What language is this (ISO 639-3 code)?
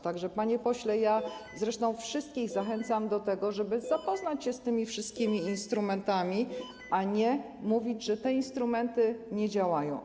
pol